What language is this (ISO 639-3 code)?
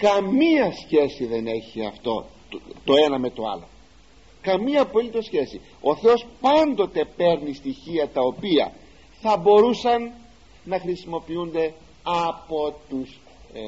ell